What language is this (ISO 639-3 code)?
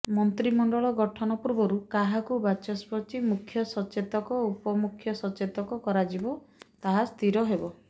ori